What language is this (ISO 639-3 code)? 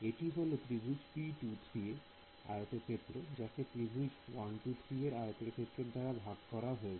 ben